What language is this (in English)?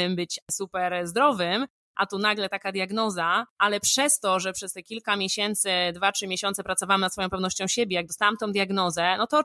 Polish